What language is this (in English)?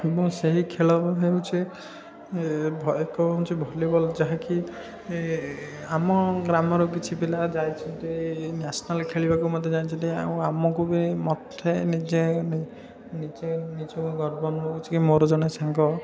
Odia